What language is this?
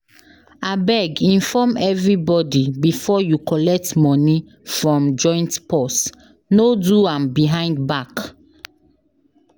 Nigerian Pidgin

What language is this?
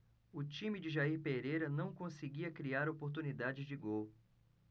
Portuguese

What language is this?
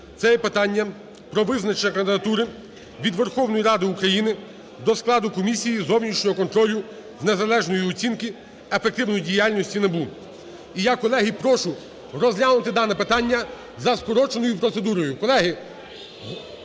Ukrainian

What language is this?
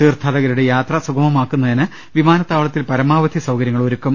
Malayalam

